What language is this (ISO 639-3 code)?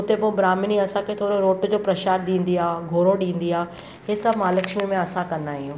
snd